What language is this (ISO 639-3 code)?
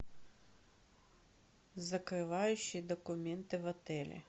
rus